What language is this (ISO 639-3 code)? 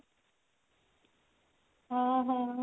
ori